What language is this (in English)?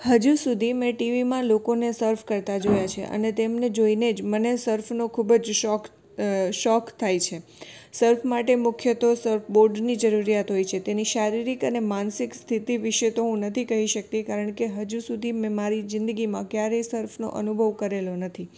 Gujarati